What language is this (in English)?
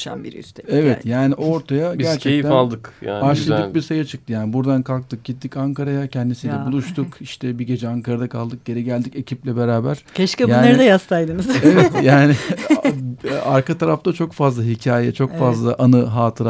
Turkish